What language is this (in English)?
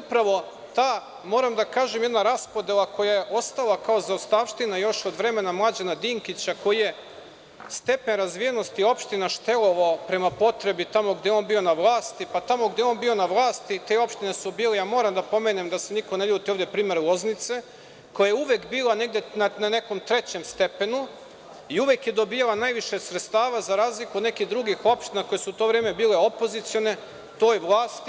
Serbian